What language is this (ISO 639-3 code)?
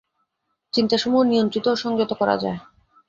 ben